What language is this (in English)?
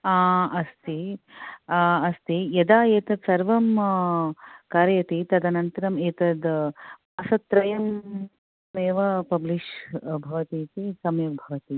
Sanskrit